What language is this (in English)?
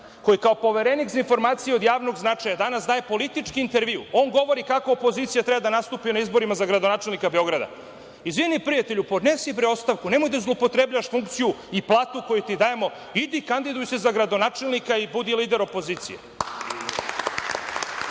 Serbian